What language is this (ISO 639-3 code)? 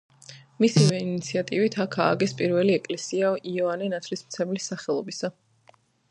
kat